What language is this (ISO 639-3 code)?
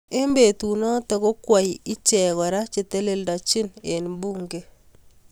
kln